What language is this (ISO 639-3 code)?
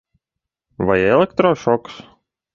lav